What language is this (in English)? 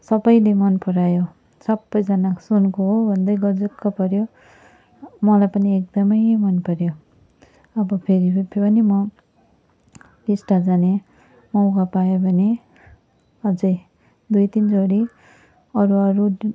Nepali